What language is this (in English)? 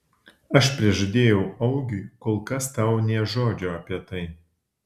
Lithuanian